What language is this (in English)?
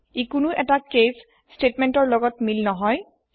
Assamese